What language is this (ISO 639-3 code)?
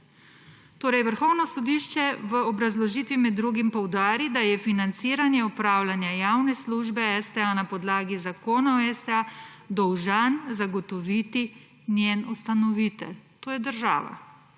slv